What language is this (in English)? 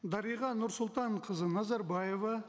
Kazakh